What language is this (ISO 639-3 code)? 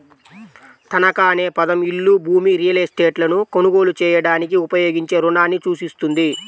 tel